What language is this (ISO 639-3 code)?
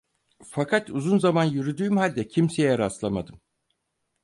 tur